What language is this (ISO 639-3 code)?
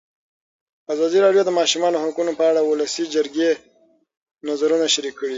pus